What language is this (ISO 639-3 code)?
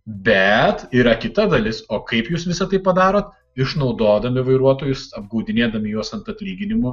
lit